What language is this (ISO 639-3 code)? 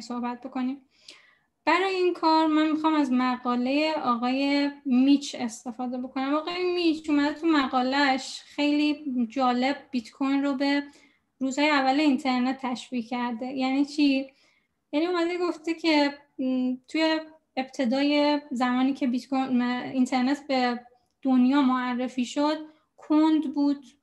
fas